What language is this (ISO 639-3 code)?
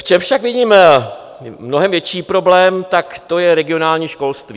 ces